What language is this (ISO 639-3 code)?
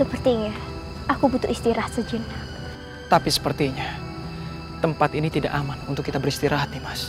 ind